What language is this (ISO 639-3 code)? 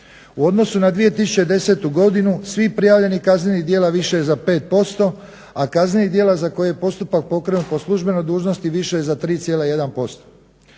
hrv